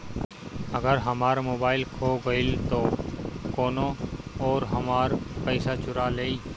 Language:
Bhojpuri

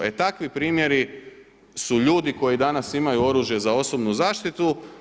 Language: Croatian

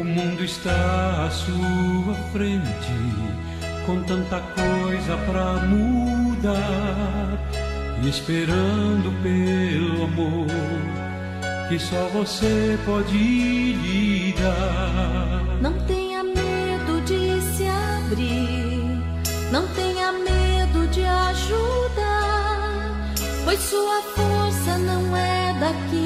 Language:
Portuguese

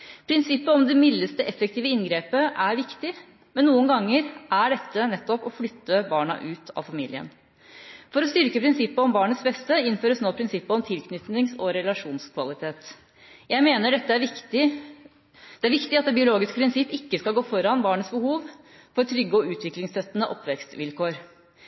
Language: Norwegian Bokmål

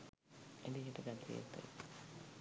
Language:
Sinhala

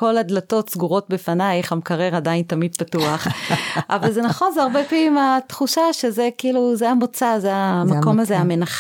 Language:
Hebrew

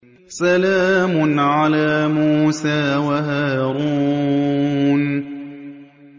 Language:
Arabic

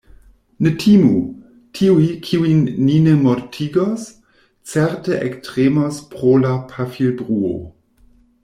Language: Esperanto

